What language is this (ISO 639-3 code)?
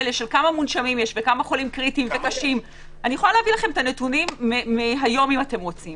heb